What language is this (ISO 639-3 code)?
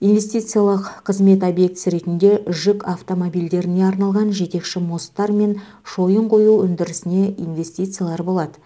kaz